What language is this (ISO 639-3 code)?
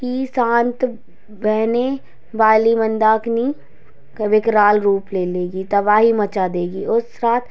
hin